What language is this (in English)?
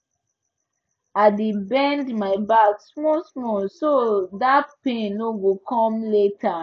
Nigerian Pidgin